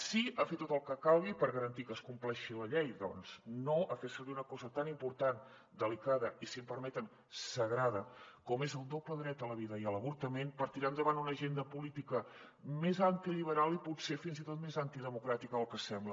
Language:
Catalan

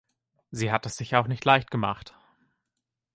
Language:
German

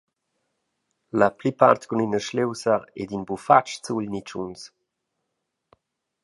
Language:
Romansh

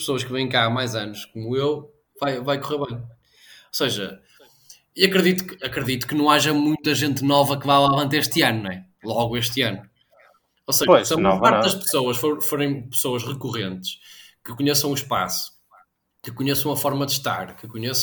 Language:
Portuguese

